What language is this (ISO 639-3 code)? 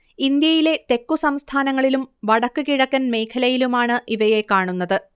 mal